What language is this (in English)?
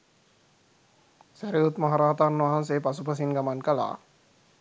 Sinhala